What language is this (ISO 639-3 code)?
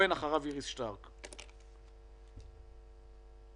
heb